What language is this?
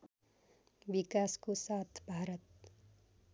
Nepali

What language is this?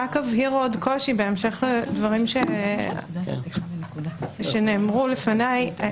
Hebrew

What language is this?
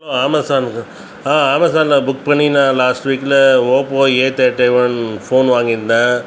Tamil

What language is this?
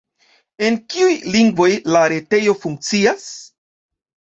Esperanto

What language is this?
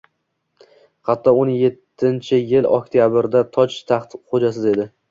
Uzbek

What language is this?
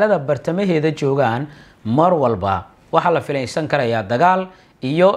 Arabic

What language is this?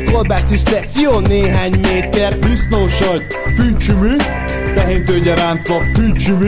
Hungarian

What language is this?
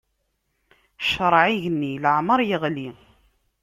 Kabyle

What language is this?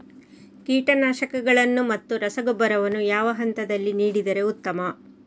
Kannada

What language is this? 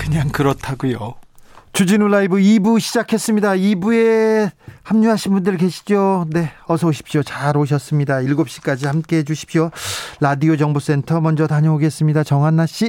Korean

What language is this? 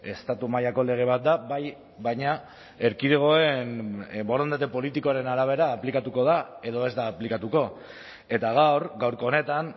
Basque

